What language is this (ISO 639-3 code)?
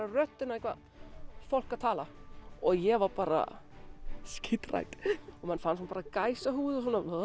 isl